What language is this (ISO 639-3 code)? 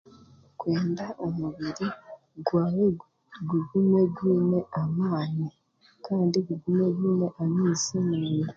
cgg